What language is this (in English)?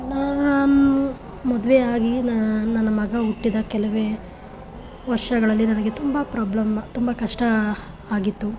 Kannada